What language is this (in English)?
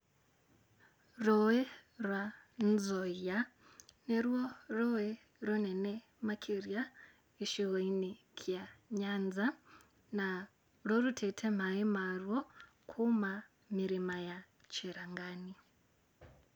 Kikuyu